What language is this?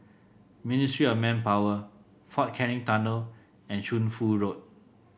English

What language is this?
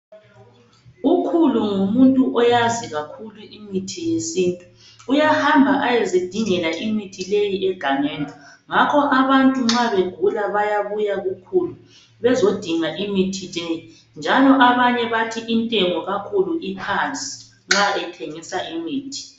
North Ndebele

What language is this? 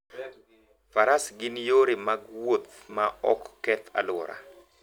Luo (Kenya and Tanzania)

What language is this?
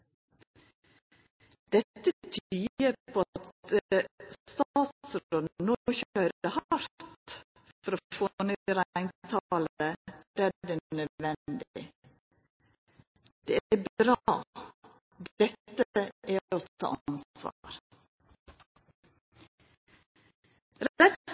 Norwegian Nynorsk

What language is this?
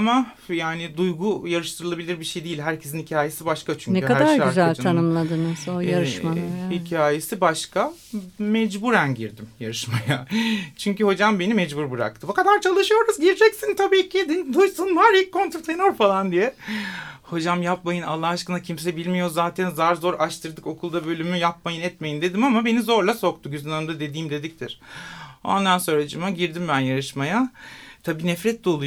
Turkish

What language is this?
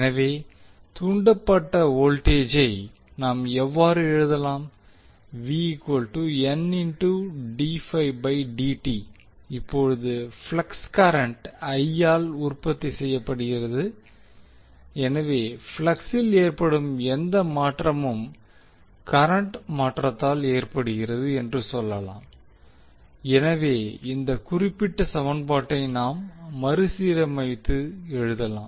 Tamil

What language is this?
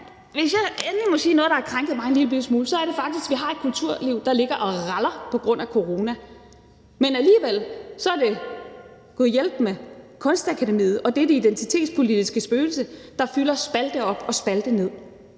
Danish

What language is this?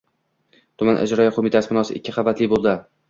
Uzbek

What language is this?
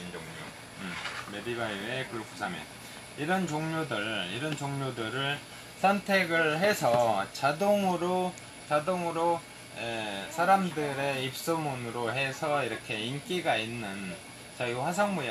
Korean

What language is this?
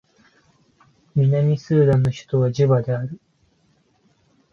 Japanese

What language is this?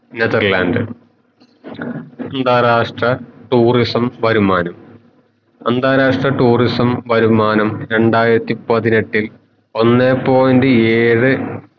Malayalam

